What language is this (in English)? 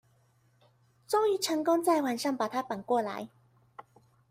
Chinese